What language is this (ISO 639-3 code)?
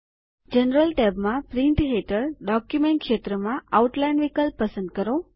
guj